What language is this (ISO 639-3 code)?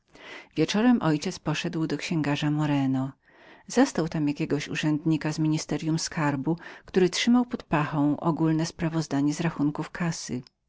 pol